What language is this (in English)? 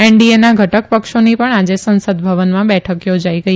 Gujarati